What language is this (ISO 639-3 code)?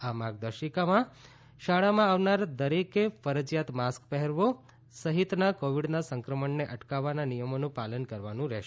guj